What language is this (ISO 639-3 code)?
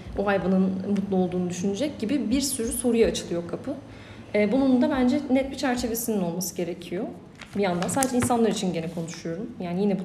tur